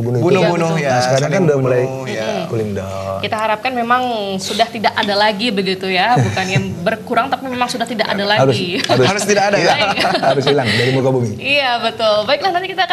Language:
Indonesian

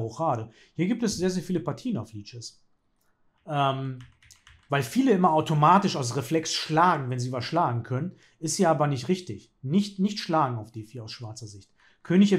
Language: German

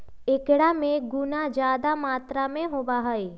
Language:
Magahi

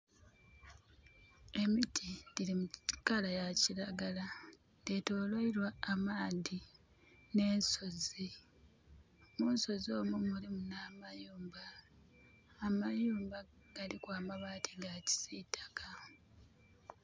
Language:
Soga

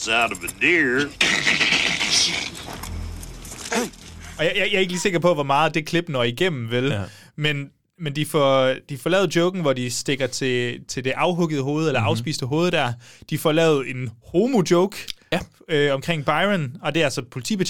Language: Danish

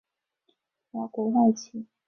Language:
Chinese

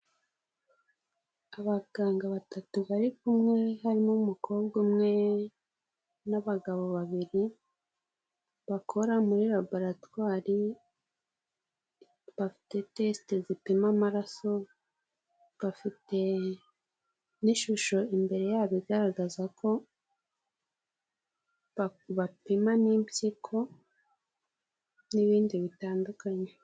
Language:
Kinyarwanda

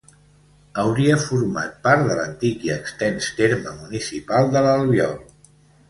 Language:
Catalan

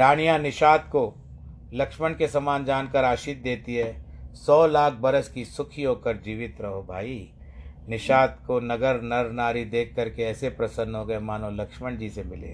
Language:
Hindi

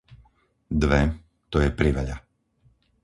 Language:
Slovak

